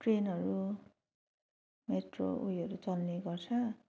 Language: Nepali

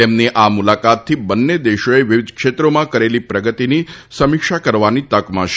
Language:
Gujarati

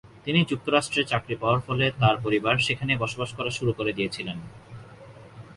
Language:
Bangla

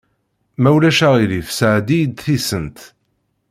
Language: Kabyle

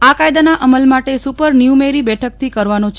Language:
Gujarati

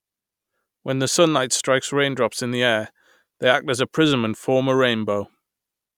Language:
English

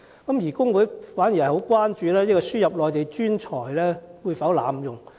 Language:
Cantonese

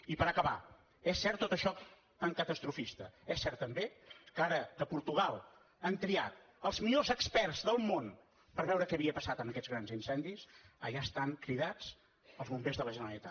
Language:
Catalan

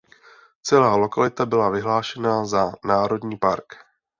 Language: Czech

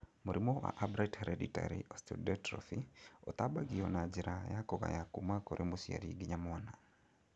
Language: Kikuyu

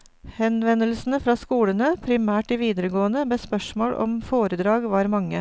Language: Norwegian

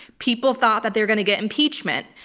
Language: English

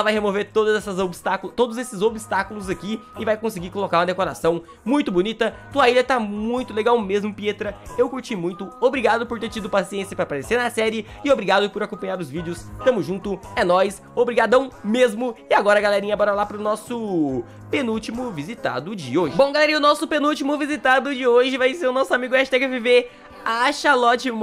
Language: Portuguese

